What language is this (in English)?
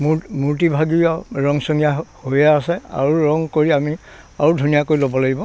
Assamese